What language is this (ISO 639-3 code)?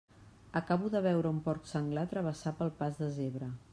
cat